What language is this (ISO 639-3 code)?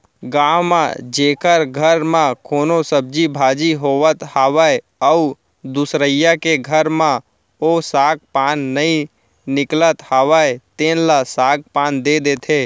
hne